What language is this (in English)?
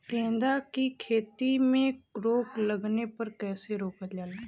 Bhojpuri